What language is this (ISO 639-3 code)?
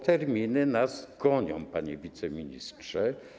pol